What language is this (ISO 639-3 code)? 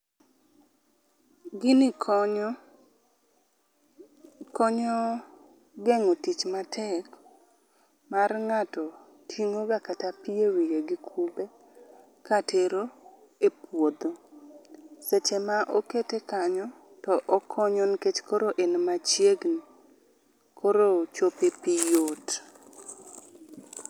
luo